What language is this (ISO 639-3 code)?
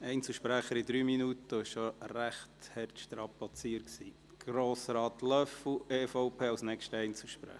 gsw